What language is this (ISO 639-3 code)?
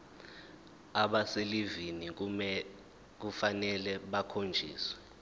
zul